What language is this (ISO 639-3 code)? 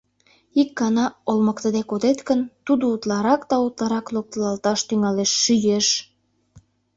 chm